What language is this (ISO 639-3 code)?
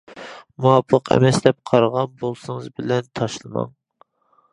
uig